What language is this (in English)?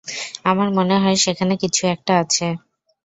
Bangla